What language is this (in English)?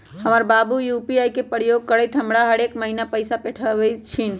Magahi